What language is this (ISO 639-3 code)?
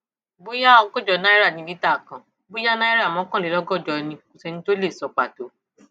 yor